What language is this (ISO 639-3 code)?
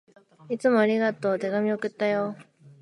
jpn